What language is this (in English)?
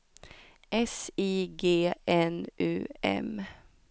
Swedish